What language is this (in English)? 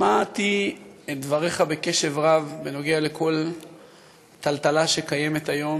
Hebrew